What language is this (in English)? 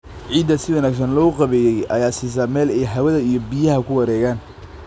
Somali